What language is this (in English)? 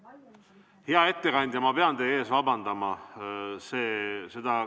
Estonian